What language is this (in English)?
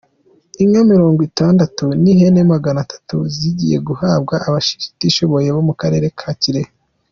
Kinyarwanda